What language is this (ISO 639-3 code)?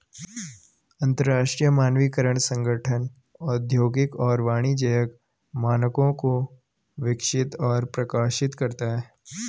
hin